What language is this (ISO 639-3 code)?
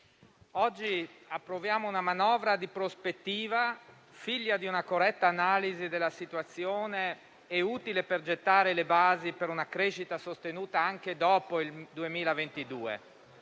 ita